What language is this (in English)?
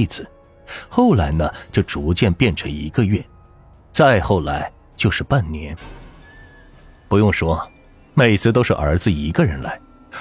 Chinese